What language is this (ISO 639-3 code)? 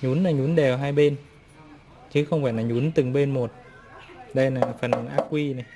vie